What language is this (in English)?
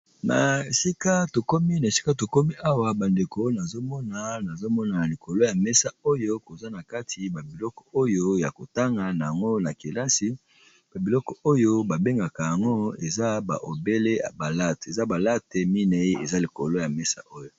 Lingala